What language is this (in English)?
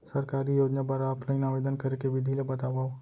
Chhattisgarhi